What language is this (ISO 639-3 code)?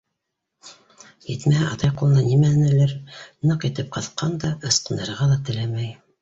bak